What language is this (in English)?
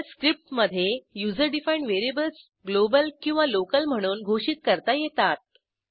Marathi